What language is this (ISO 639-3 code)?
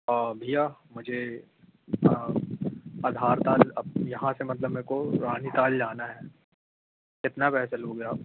hin